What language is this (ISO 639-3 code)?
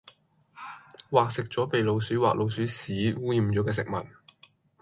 yue